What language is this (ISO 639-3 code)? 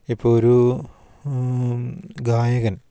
mal